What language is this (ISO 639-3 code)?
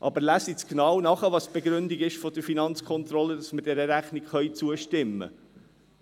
gsw